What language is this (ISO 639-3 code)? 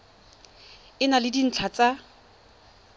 tsn